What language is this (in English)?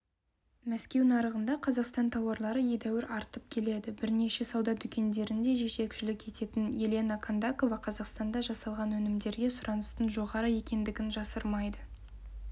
Kazakh